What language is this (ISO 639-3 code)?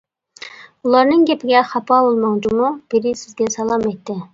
uig